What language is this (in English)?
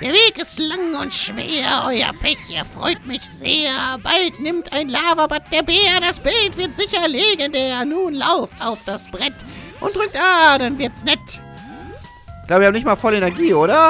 German